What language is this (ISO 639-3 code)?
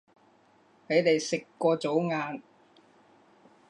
yue